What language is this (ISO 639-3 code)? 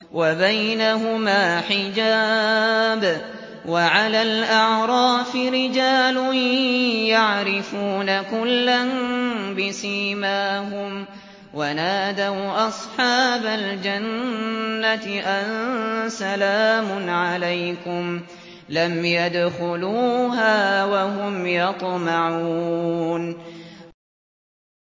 ara